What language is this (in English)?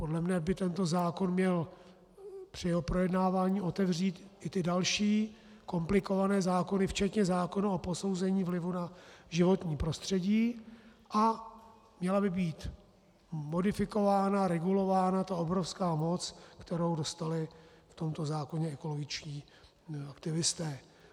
Czech